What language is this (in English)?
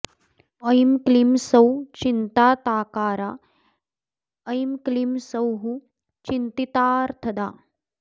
Sanskrit